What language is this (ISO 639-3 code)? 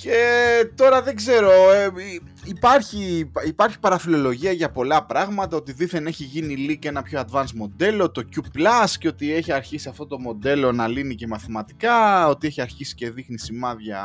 ell